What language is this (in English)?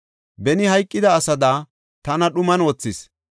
Gofa